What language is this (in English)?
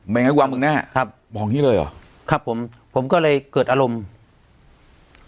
Thai